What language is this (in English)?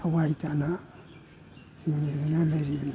Manipuri